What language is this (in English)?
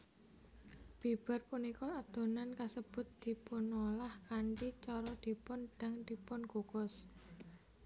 Javanese